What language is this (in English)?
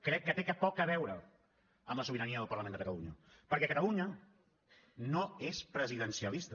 Catalan